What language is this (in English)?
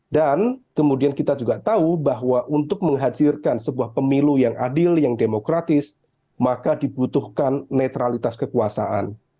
Indonesian